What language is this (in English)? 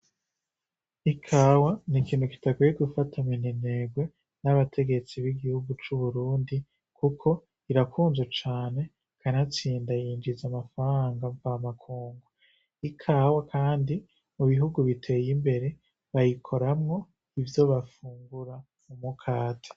Rundi